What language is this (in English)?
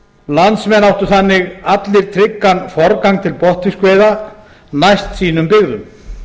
Icelandic